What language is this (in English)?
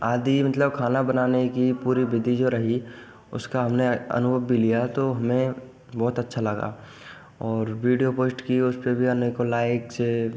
Hindi